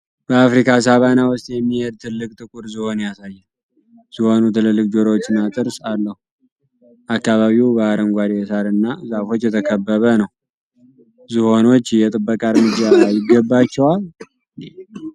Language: Amharic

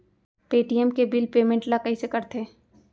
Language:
Chhattisgarhi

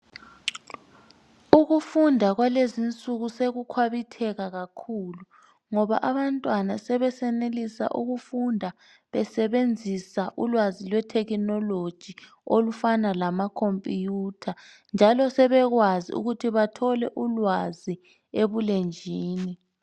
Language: North Ndebele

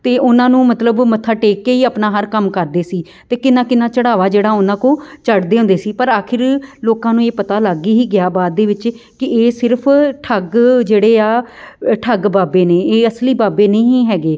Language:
Punjabi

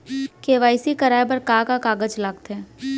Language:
Chhattisgarhi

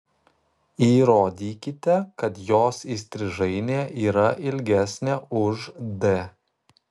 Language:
Lithuanian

